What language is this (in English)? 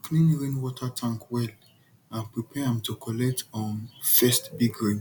Nigerian Pidgin